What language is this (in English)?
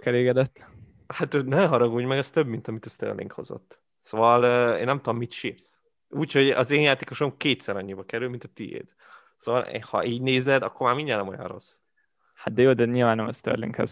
Hungarian